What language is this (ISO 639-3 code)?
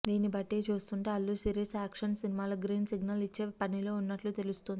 tel